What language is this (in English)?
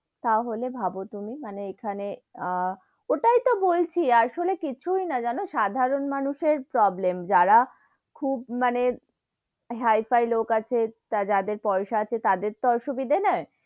Bangla